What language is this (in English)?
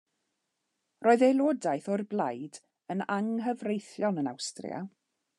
Welsh